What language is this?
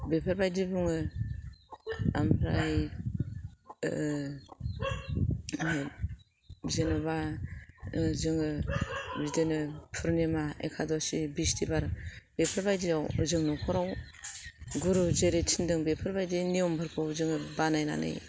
Bodo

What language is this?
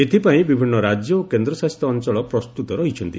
Odia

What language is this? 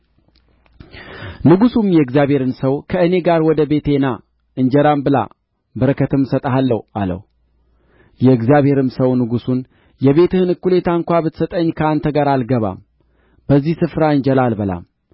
Amharic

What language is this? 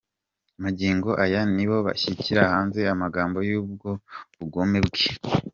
Kinyarwanda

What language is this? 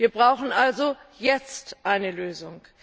German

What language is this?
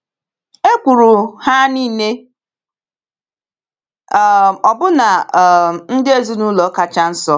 Igbo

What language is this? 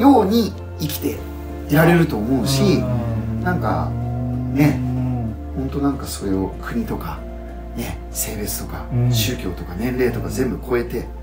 Japanese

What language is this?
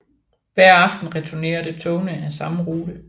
Danish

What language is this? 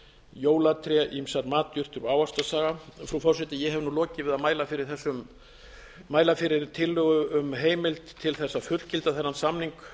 Icelandic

